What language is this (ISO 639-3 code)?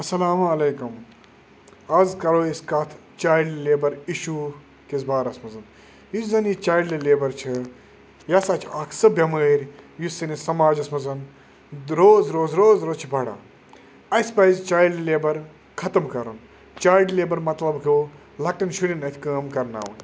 kas